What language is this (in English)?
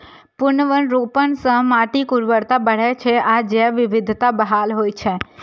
Maithili